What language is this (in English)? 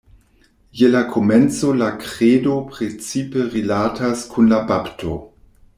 Esperanto